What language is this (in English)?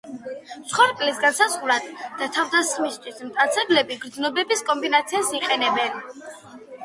Georgian